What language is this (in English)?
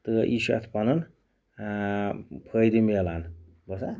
Kashmiri